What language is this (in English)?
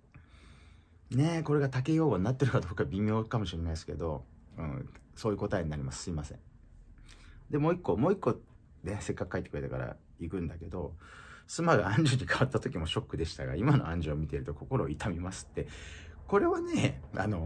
Japanese